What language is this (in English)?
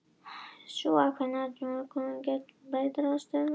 Icelandic